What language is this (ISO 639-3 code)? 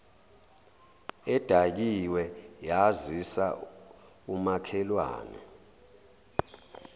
zul